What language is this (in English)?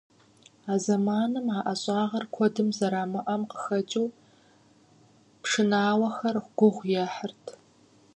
Kabardian